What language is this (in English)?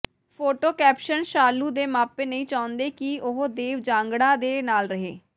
Punjabi